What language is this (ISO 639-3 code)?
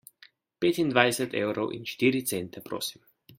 slv